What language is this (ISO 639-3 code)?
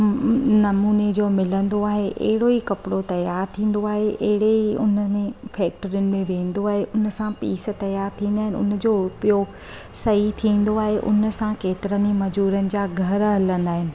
snd